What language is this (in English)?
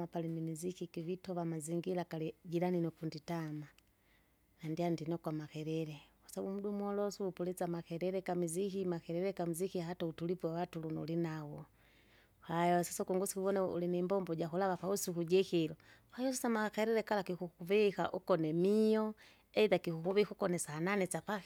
Kinga